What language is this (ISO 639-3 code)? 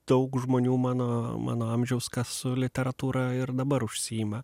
lit